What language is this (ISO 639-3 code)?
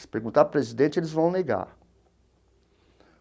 por